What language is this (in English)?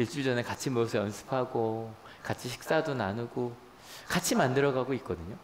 Korean